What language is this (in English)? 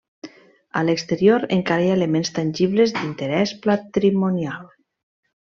Catalan